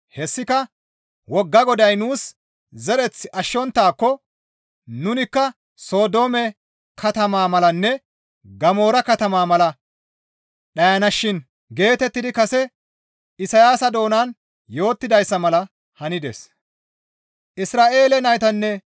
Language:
Gamo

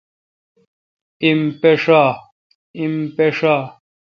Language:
Kalkoti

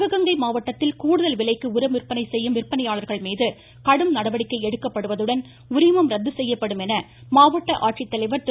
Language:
Tamil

